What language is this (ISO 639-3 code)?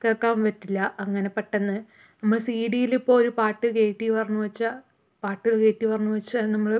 mal